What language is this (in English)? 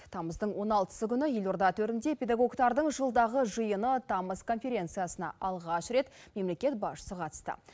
Kazakh